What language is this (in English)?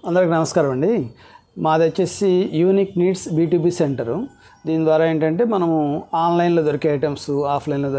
Telugu